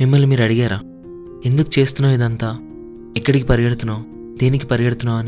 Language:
Telugu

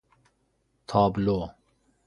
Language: Persian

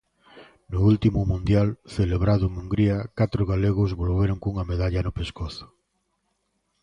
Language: Galician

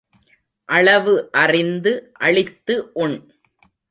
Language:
Tamil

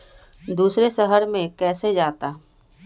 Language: Magahi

